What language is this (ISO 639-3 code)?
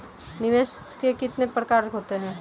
hin